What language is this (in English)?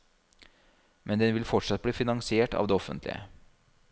Norwegian